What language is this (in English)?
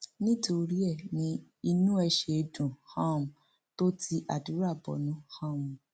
Yoruba